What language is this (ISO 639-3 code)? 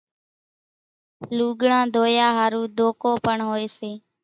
gjk